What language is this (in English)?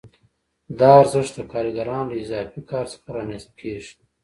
Pashto